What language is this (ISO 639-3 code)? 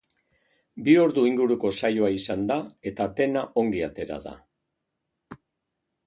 eus